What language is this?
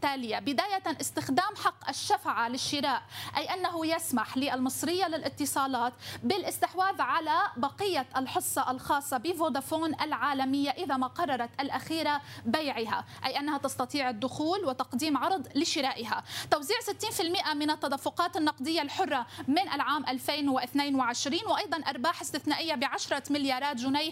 Arabic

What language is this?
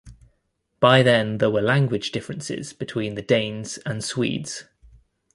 English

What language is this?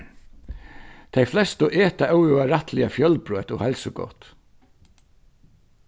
Faroese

